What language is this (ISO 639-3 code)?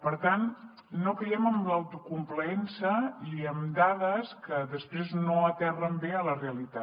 cat